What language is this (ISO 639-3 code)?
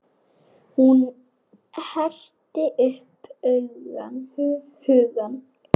isl